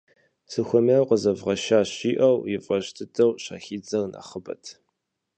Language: Kabardian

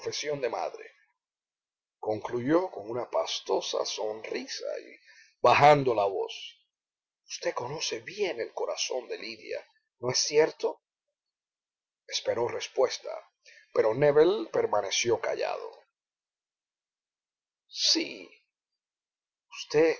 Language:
Spanish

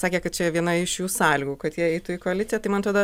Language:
Lithuanian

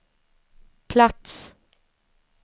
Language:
Swedish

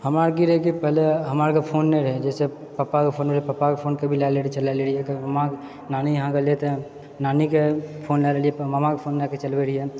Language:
Maithili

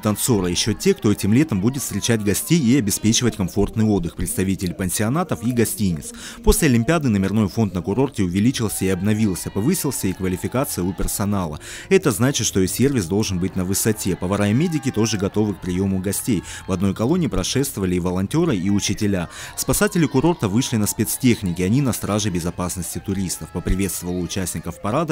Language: Russian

